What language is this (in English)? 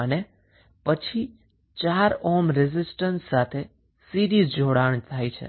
Gujarati